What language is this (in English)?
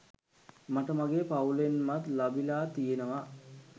Sinhala